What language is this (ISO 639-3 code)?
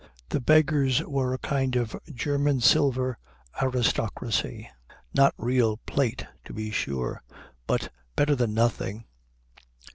eng